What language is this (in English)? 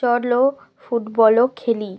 Bangla